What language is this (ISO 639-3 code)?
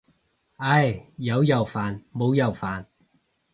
yue